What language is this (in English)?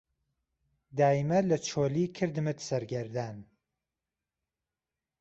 Central Kurdish